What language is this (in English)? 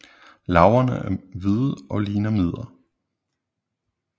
Danish